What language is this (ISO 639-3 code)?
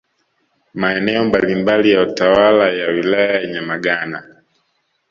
swa